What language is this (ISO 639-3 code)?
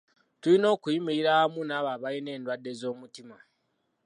lug